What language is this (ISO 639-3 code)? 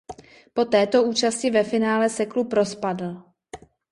ces